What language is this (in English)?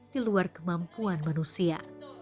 Indonesian